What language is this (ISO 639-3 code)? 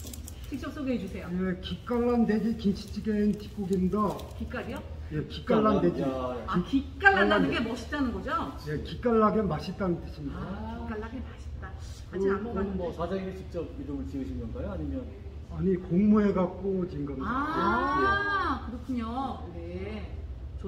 kor